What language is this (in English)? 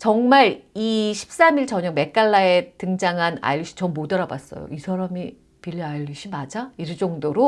Korean